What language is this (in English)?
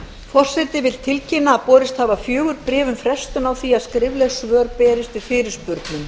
Icelandic